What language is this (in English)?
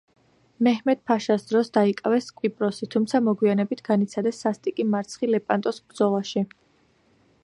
Georgian